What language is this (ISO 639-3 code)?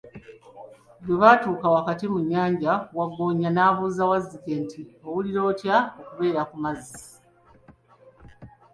lug